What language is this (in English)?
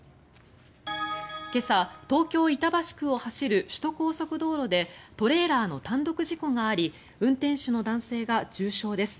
Japanese